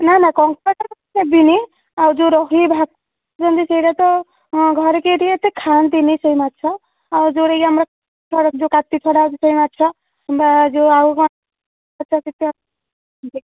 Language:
Odia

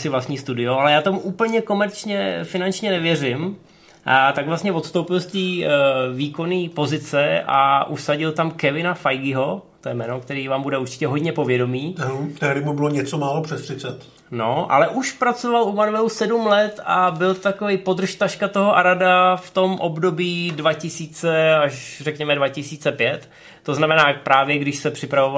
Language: Czech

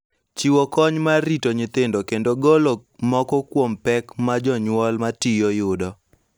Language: Luo (Kenya and Tanzania)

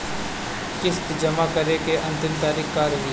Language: Bhojpuri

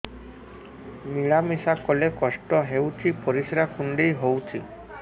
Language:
Odia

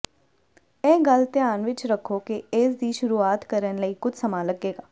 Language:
Punjabi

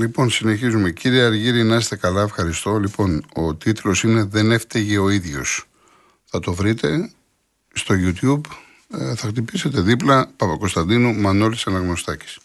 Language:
Greek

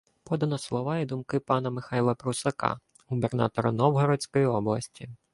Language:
Ukrainian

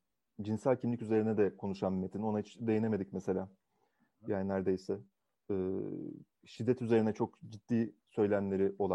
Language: Turkish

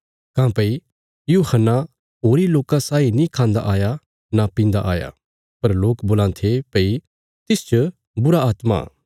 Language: Bilaspuri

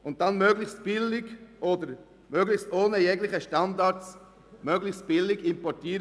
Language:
Swiss German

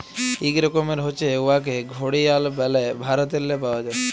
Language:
Bangla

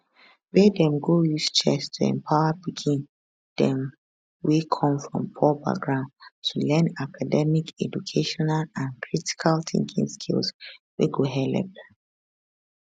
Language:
Nigerian Pidgin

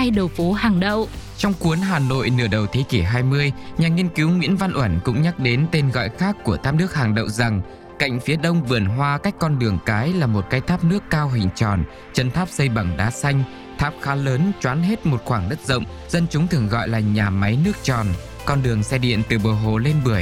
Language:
Vietnamese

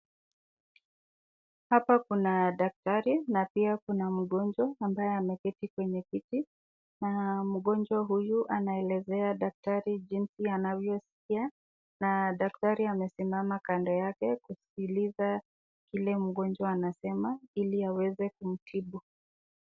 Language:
Swahili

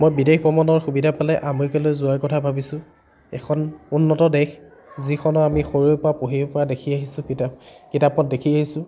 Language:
Assamese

